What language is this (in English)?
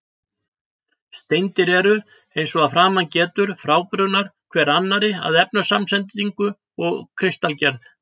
Icelandic